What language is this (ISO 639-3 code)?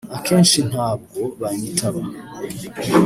kin